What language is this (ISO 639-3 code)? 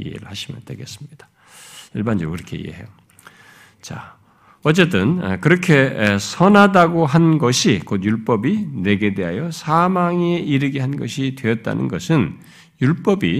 kor